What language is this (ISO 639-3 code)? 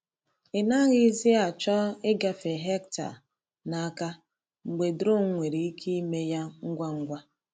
ibo